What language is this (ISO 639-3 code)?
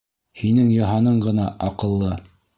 bak